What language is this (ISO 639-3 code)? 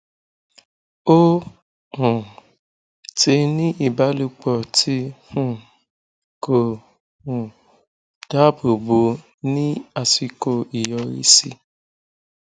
yor